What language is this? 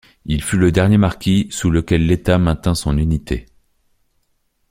French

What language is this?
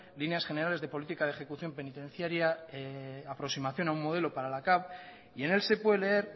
Spanish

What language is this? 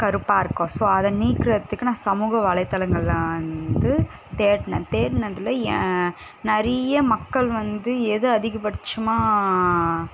Tamil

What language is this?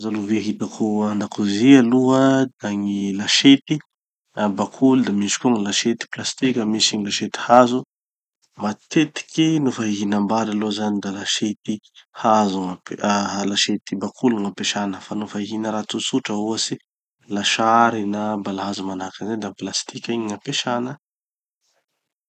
Tanosy Malagasy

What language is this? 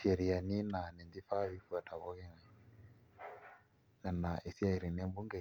Masai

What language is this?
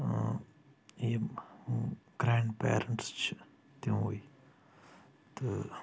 Kashmiri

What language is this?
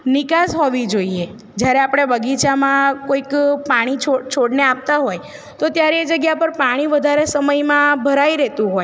Gujarati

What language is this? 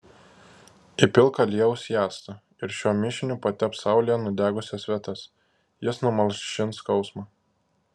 Lithuanian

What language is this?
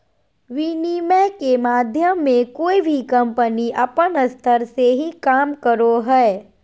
Magahi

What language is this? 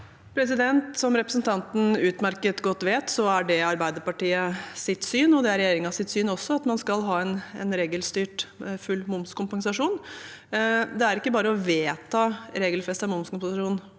Norwegian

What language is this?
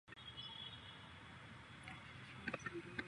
Ganda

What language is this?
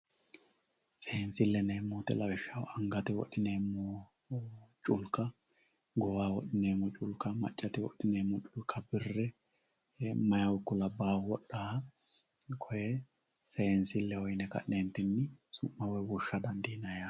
Sidamo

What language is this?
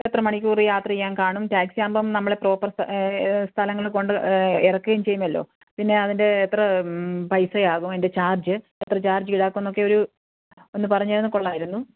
Malayalam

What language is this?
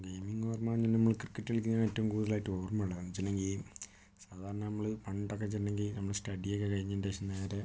Malayalam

